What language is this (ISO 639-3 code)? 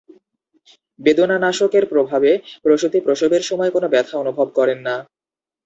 ben